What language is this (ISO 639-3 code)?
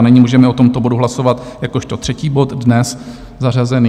ces